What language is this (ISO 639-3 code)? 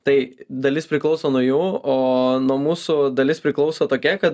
lit